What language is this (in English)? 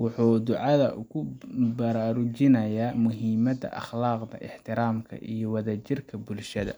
Somali